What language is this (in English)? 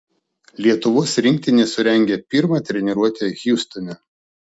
Lithuanian